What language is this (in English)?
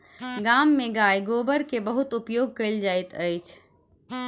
Maithili